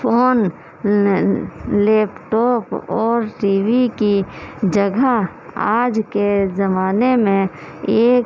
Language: Urdu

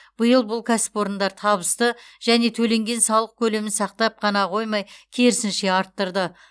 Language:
Kazakh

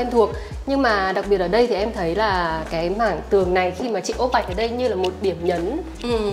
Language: Vietnamese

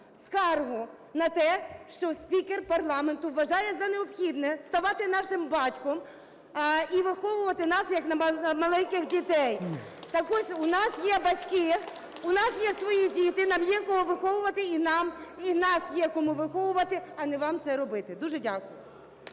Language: Ukrainian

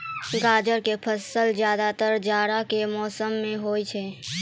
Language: Maithili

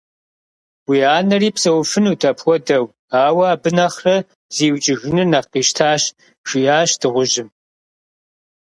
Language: Kabardian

